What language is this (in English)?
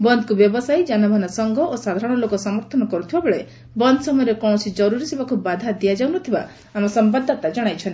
Odia